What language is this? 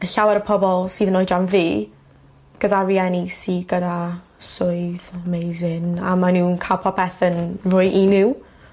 Welsh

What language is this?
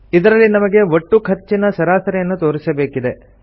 Kannada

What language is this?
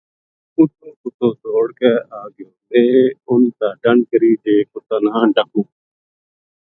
Gujari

